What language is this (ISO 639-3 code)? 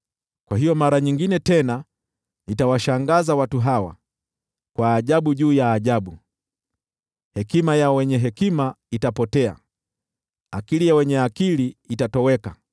swa